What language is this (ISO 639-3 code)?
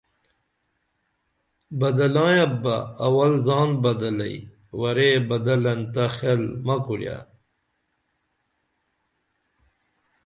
dml